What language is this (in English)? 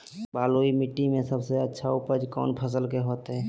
Magahi